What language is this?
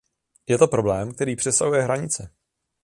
Czech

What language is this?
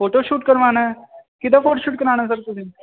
Punjabi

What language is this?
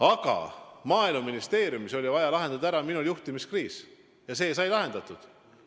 Estonian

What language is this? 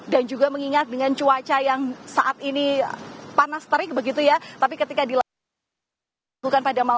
Indonesian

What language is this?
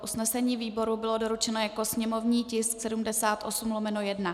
Czech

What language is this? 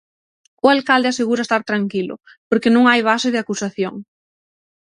Galician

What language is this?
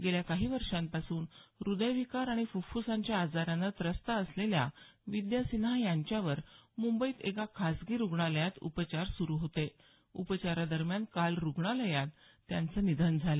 Marathi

